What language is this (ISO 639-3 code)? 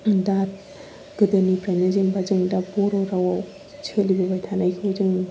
brx